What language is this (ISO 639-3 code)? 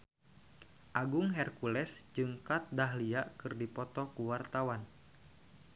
sun